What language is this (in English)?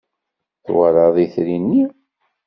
Kabyle